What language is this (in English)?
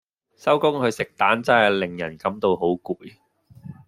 Cantonese